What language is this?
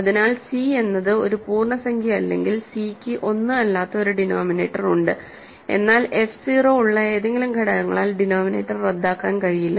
Malayalam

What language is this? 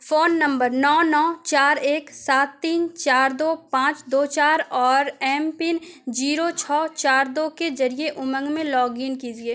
Urdu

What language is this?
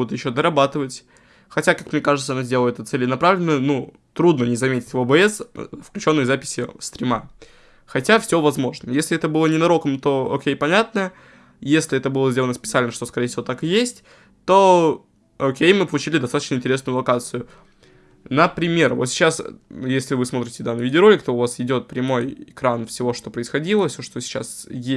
Russian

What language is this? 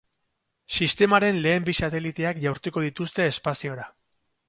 Basque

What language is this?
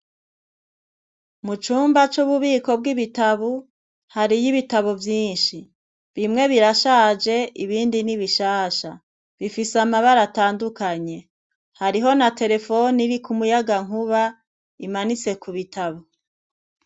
Rundi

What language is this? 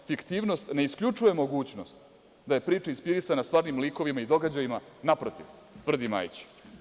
Serbian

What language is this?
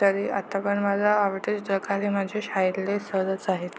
Marathi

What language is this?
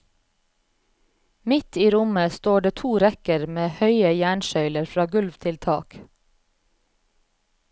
Norwegian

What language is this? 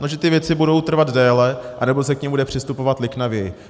Czech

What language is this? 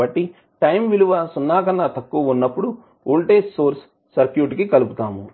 Telugu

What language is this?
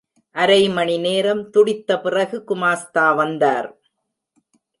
Tamil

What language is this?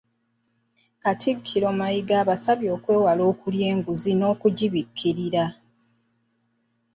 Ganda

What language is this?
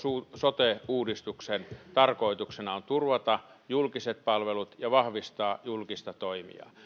Finnish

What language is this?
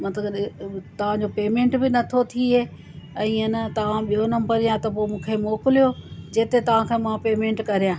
Sindhi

